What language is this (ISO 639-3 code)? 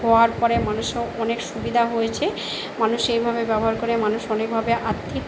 ben